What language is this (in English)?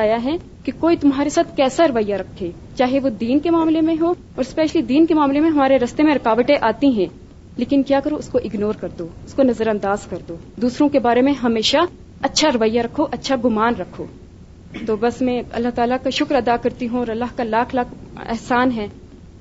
Urdu